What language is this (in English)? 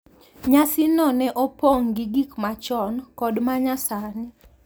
Luo (Kenya and Tanzania)